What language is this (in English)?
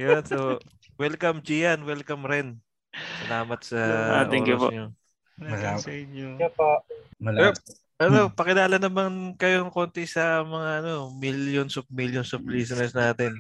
Filipino